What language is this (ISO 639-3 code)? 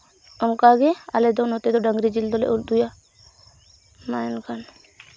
sat